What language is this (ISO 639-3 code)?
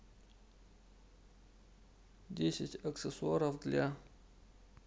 rus